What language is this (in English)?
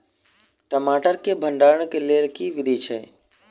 Maithili